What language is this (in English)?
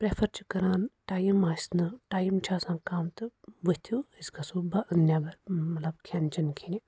Kashmiri